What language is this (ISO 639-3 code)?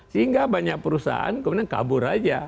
ind